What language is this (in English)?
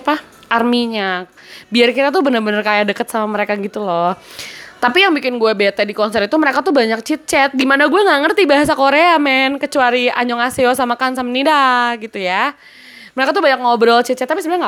Indonesian